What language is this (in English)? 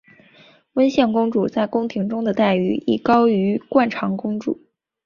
Chinese